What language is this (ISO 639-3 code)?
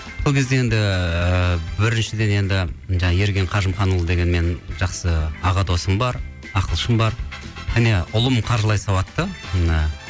kaz